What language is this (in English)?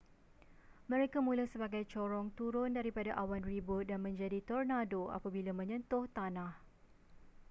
Malay